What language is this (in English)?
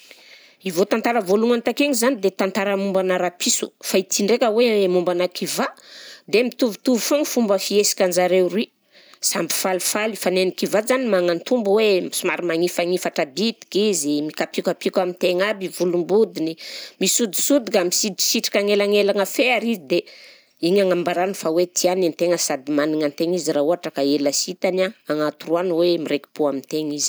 Southern Betsimisaraka Malagasy